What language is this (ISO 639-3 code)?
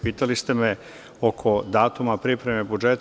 srp